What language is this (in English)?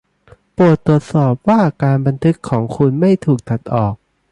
Thai